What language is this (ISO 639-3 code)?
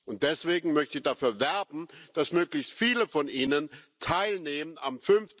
deu